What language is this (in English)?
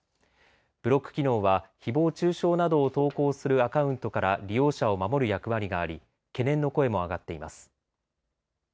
Japanese